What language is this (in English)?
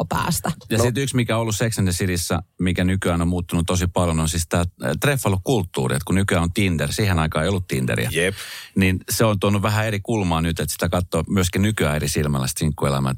Finnish